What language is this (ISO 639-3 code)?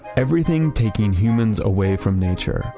eng